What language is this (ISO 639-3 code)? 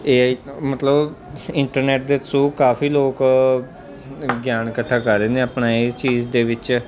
pan